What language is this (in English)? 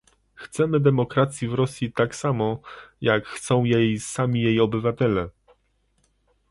Polish